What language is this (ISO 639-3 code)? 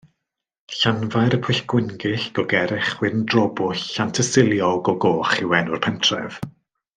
cym